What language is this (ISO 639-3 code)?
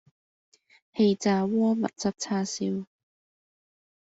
yue